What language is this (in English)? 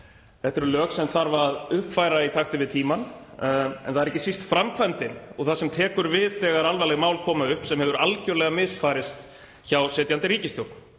Icelandic